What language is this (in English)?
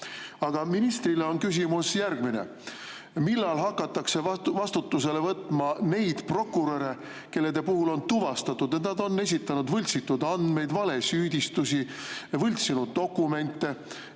Estonian